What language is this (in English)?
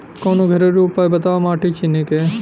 Bhojpuri